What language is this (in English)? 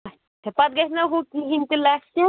Kashmiri